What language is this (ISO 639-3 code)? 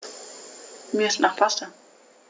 deu